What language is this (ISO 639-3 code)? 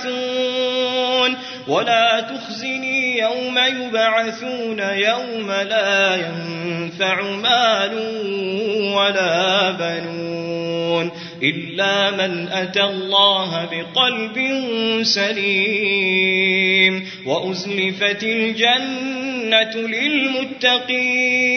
ara